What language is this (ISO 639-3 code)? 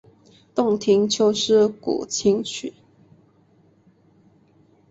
zho